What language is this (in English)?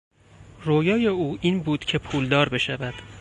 Persian